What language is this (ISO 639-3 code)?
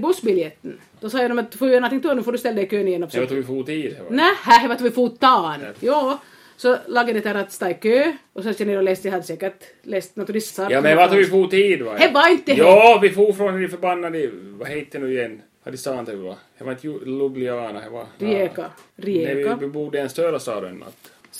swe